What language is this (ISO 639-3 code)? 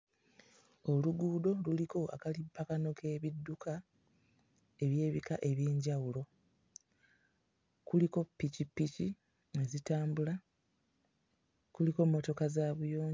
lug